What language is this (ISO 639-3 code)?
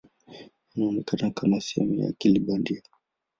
swa